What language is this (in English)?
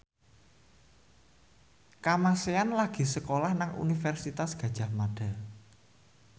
Javanese